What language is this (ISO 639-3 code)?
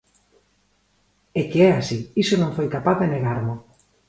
glg